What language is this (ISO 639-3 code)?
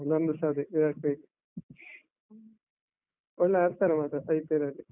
kan